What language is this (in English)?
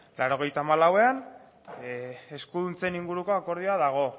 Basque